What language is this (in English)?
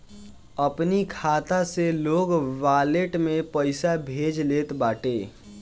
Bhojpuri